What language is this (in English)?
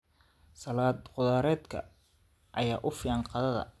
Somali